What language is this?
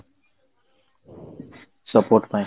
Odia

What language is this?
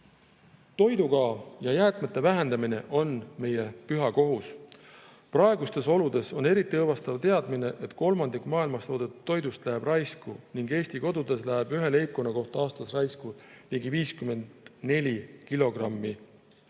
Estonian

